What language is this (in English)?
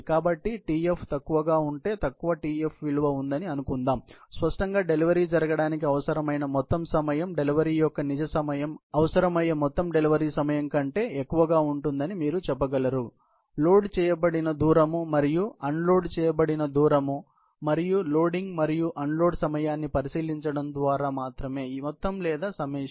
Telugu